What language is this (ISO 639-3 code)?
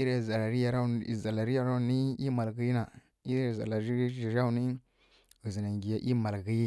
fkk